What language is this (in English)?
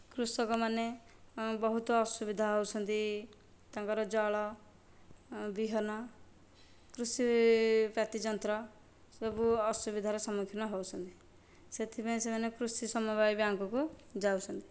Odia